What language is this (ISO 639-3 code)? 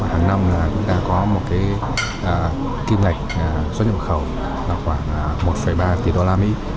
vie